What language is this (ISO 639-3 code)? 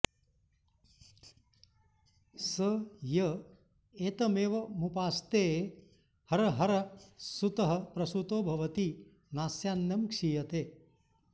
san